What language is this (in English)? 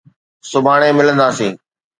Sindhi